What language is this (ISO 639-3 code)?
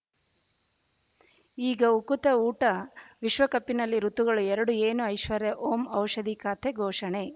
kan